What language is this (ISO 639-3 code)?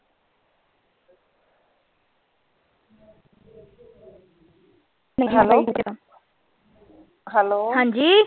pan